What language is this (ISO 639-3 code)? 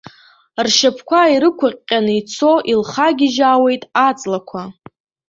abk